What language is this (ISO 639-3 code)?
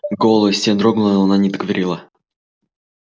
rus